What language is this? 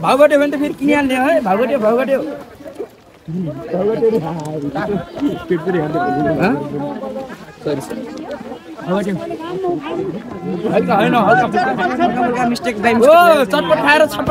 Indonesian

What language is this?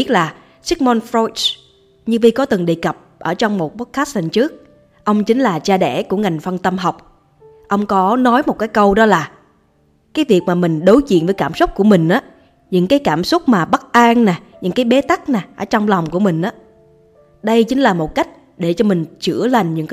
Vietnamese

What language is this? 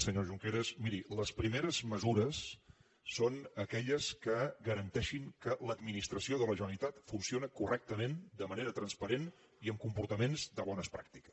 Catalan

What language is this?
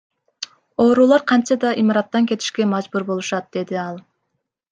Kyrgyz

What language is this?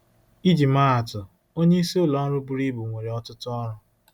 Igbo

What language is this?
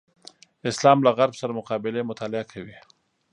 Pashto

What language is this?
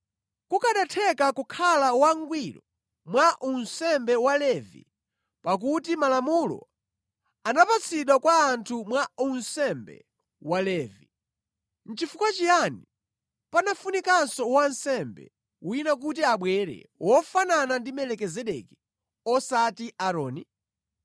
Nyanja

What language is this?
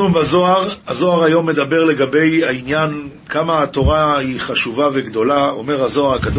Hebrew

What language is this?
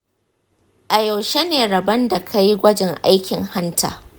Hausa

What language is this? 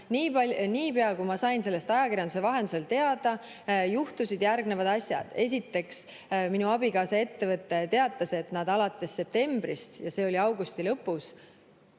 Estonian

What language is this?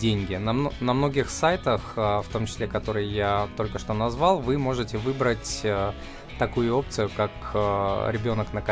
Russian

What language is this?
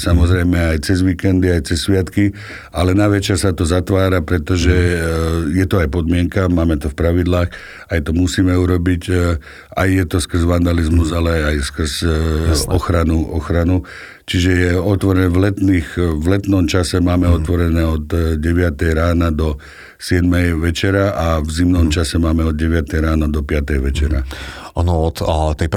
Slovak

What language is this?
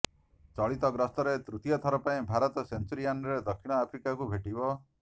Odia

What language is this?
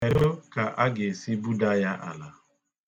Igbo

